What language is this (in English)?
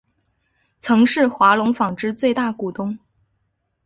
Chinese